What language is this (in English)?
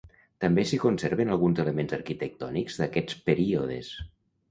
Catalan